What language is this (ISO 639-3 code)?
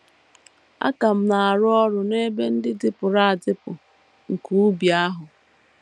ibo